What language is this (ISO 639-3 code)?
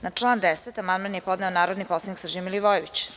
srp